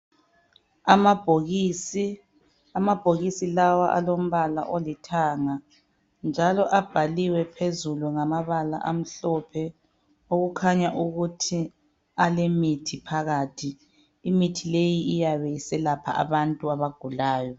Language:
North Ndebele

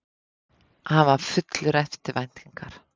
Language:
Icelandic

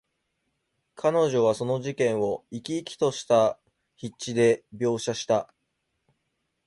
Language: Japanese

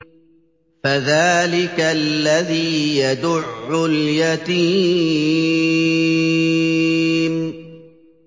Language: Arabic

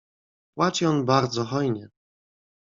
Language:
Polish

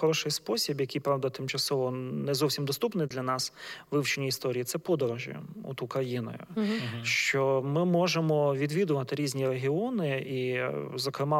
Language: Ukrainian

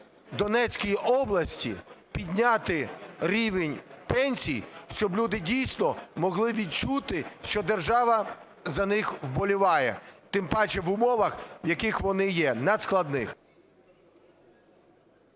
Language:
Ukrainian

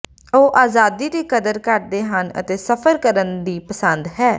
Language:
Punjabi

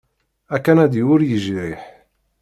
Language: Kabyle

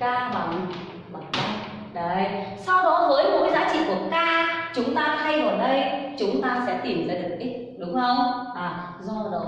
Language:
Vietnamese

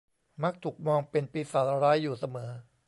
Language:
Thai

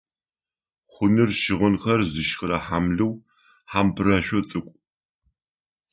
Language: Adyghe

